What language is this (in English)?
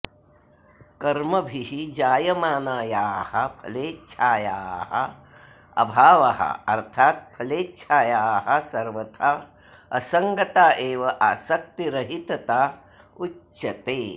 Sanskrit